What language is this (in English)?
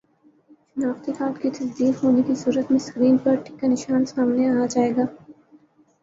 Urdu